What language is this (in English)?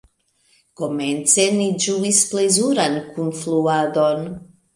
Esperanto